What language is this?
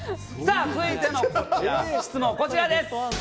Japanese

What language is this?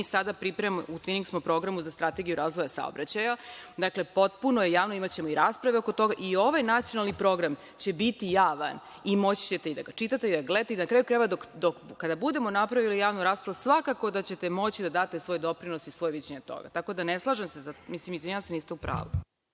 Serbian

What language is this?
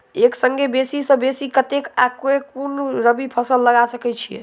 Maithili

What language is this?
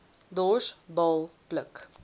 Afrikaans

